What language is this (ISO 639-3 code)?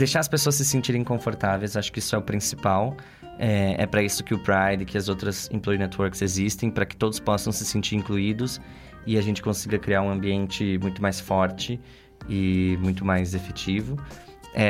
por